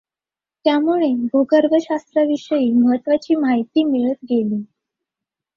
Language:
Marathi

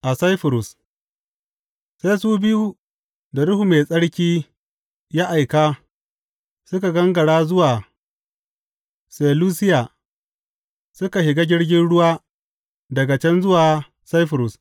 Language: Hausa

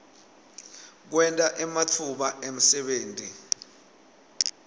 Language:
Swati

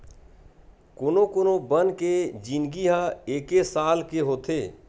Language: Chhattisgarhi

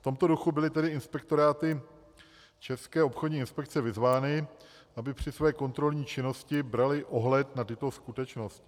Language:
Czech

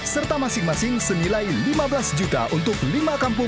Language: Indonesian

